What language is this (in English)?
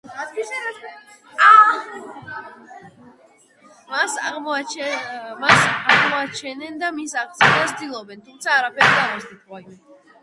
Georgian